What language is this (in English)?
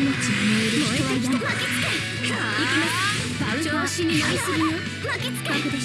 Japanese